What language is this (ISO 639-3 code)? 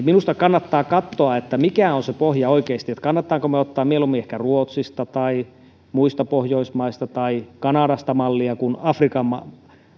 fin